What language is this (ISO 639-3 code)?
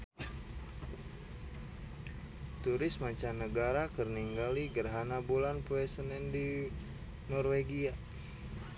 sun